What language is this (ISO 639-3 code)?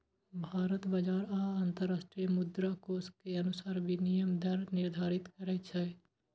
mai